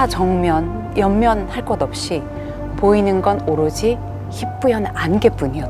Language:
Korean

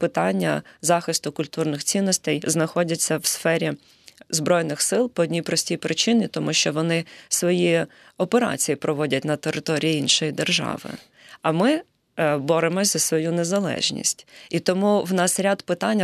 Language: Ukrainian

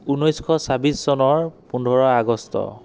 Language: Assamese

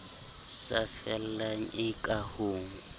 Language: Southern Sotho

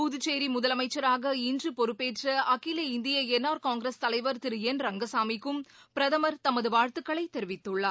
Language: Tamil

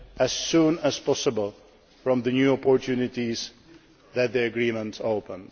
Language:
English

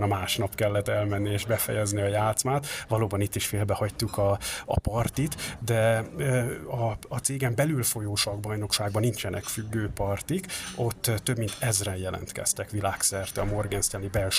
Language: Hungarian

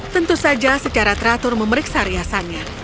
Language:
Indonesian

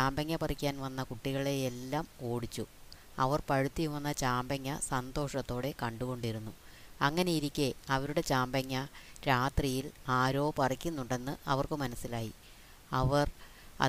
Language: Malayalam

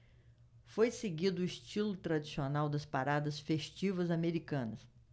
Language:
Portuguese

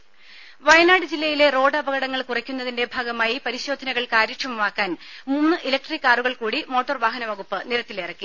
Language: Malayalam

